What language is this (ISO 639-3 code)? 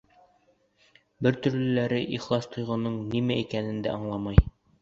bak